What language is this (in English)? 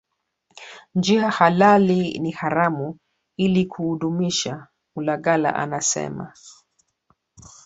Swahili